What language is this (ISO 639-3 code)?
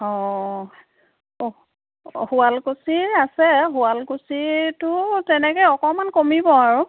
asm